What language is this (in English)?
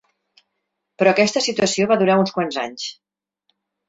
Catalan